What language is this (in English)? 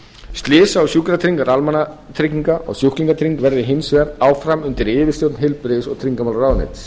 Icelandic